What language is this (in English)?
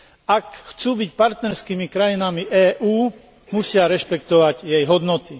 Slovak